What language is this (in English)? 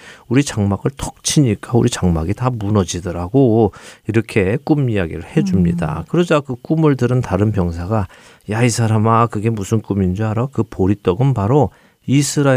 Korean